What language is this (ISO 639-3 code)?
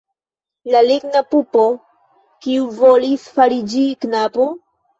epo